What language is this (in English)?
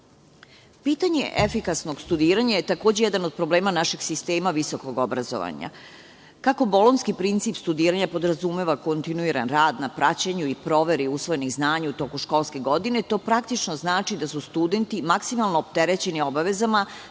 Serbian